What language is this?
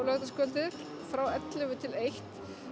Icelandic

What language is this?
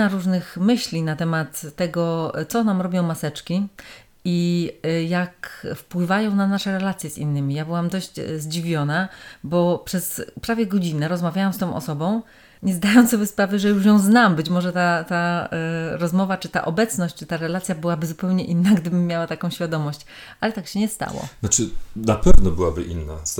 Polish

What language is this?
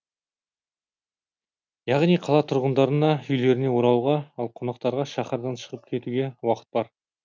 Kazakh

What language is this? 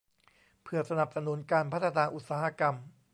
Thai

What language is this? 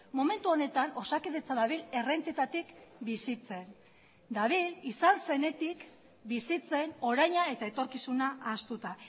Basque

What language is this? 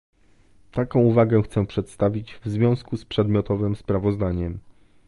Polish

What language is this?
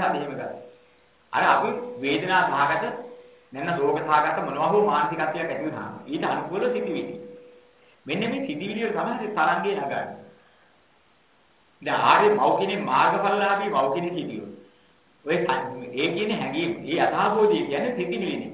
Indonesian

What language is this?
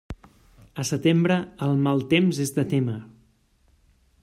Catalan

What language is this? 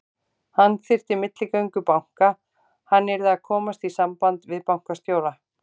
Icelandic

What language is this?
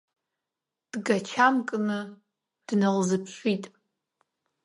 Abkhazian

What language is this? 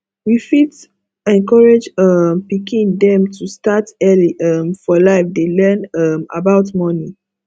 Nigerian Pidgin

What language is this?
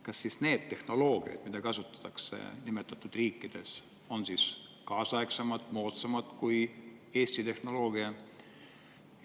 Estonian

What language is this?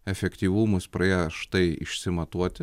Lithuanian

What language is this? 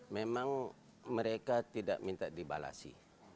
Indonesian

